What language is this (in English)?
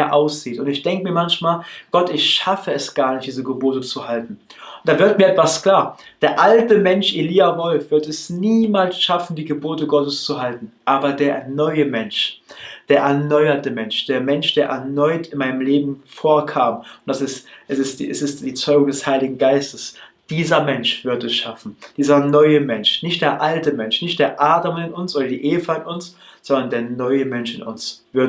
German